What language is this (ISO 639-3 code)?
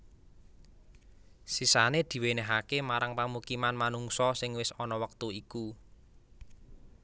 jav